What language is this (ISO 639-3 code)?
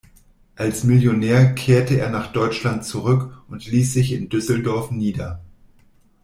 deu